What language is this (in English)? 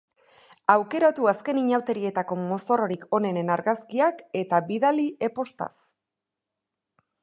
Basque